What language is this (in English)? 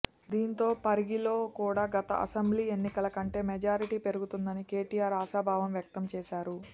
Telugu